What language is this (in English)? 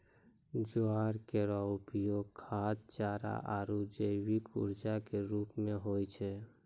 Maithili